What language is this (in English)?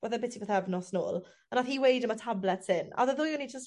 Welsh